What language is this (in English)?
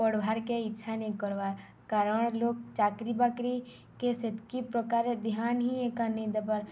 Odia